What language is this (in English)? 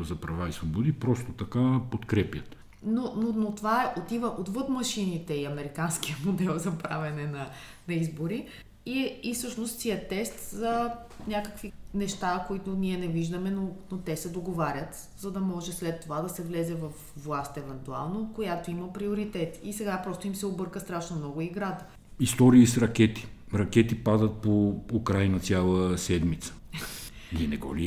Bulgarian